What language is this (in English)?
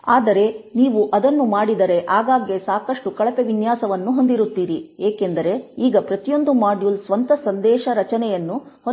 Kannada